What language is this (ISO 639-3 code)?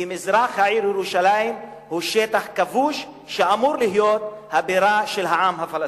heb